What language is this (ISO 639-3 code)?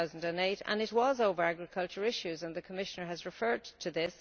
eng